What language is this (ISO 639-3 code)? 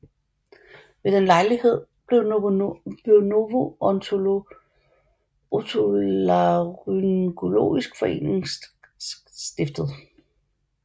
dan